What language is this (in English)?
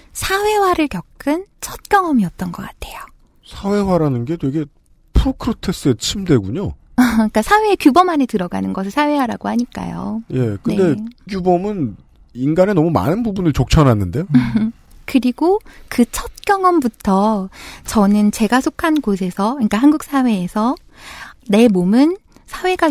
Korean